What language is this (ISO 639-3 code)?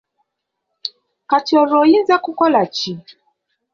lug